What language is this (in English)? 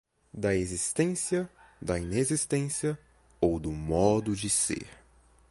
Portuguese